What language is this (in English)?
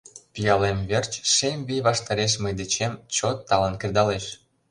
Mari